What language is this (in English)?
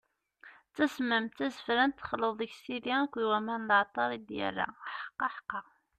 Kabyle